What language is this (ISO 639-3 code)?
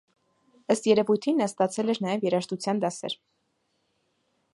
hye